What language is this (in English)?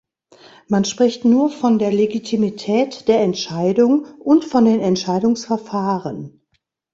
German